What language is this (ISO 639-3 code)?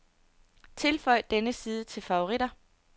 dan